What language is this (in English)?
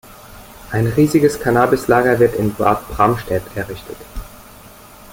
German